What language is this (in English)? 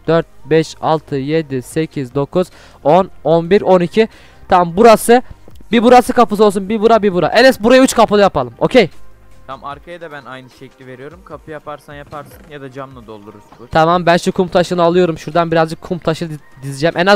Turkish